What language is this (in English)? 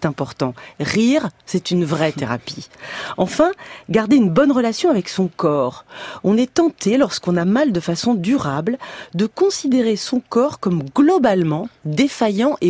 French